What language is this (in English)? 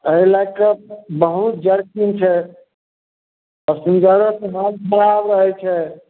Maithili